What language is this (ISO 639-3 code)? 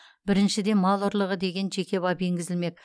kaz